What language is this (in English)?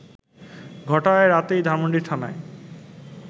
Bangla